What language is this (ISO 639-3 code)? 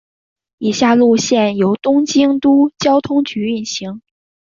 zho